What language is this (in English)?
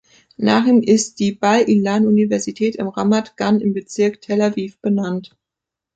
German